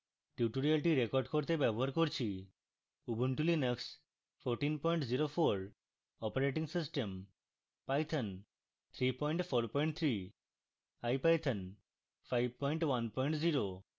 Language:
Bangla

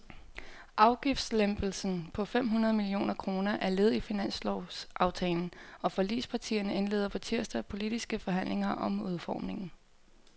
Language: Danish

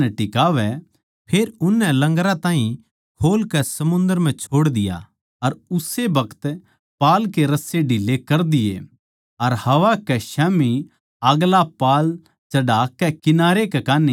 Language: Haryanvi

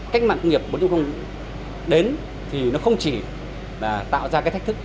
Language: Vietnamese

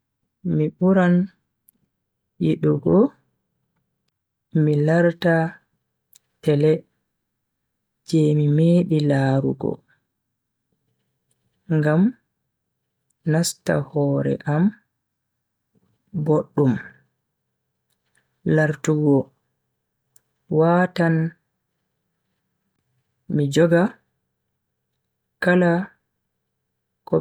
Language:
Bagirmi Fulfulde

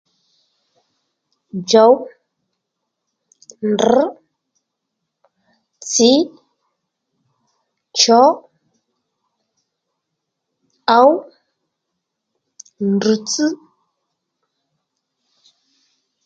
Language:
Lendu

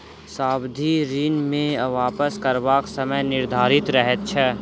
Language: Maithili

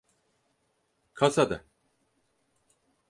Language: Turkish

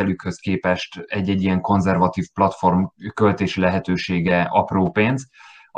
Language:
Hungarian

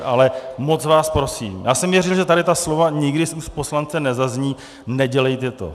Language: Czech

